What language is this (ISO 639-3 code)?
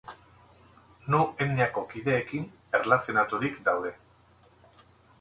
eus